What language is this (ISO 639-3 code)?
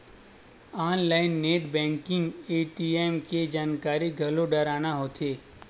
hne